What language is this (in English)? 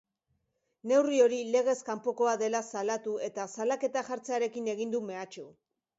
Basque